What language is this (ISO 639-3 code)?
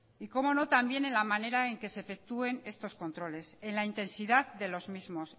spa